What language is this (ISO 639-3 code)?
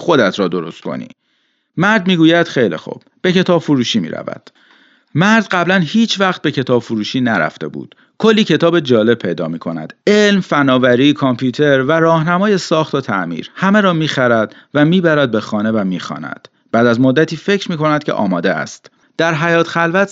fas